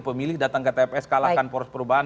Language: Indonesian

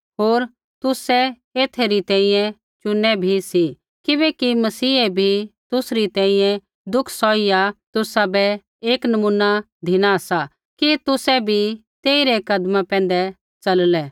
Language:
Kullu Pahari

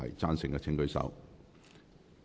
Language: Cantonese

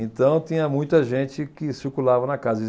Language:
Portuguese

